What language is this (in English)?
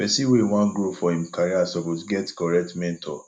Nigerian Pidgin